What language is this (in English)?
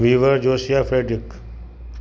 Sindhi